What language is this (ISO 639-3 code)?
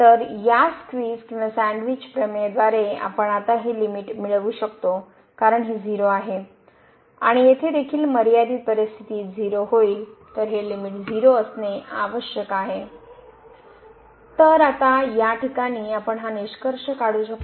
mar